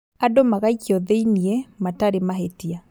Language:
Kikuyu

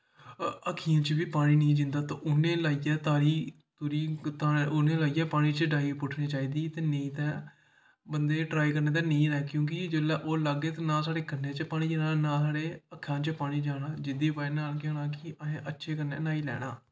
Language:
Dogri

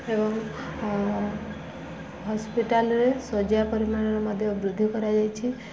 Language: Odia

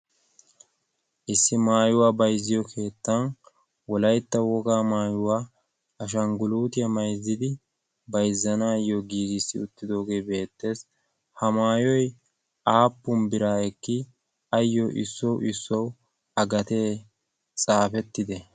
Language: Wolaytta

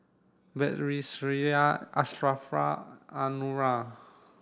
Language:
English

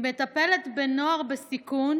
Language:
Hebrew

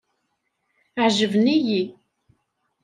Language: Kabyle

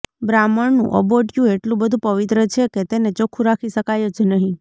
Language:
Gujarati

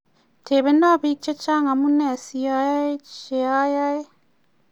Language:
Kalenjin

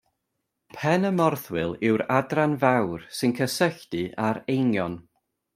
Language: Welsh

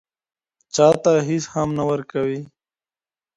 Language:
Pashto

